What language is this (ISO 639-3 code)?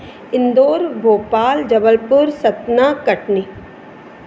snd